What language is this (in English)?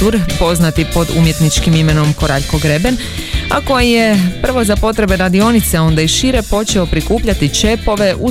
Croatian